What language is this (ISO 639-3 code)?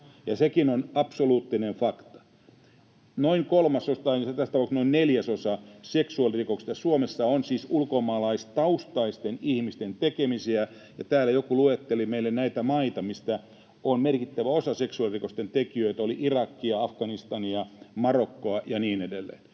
fin